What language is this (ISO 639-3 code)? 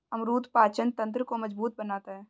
hin